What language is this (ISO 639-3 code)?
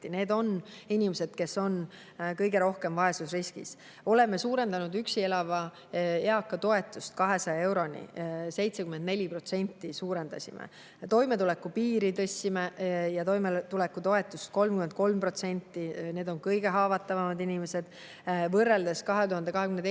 est